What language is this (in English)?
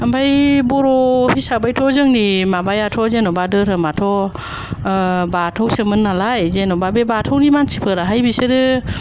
Bodo